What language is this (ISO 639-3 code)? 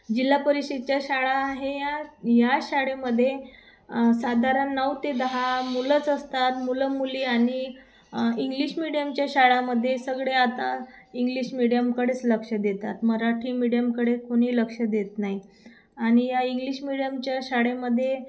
mar